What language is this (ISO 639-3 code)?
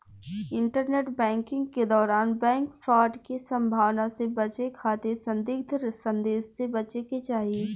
bho